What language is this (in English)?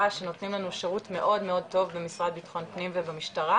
Hebrew